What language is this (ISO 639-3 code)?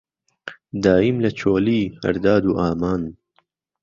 ckb